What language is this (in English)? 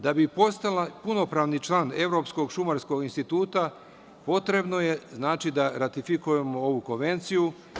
Serbian